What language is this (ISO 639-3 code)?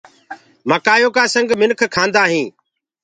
ggg